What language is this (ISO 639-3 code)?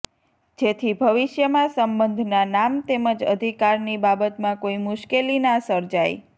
guj